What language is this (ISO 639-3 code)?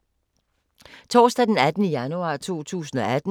dan